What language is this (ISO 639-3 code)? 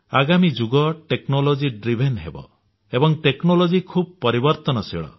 ori